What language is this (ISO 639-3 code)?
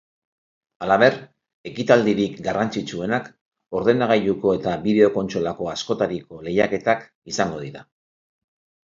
eus